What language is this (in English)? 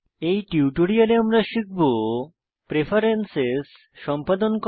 Bangla